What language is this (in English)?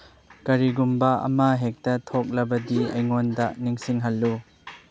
Manipuri